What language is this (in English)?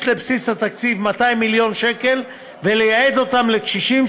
Hebrew